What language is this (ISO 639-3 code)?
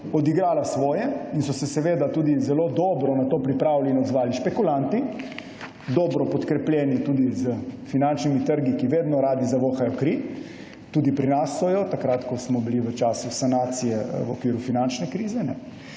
slv